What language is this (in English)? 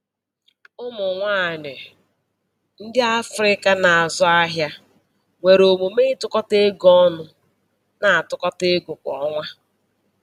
Igbo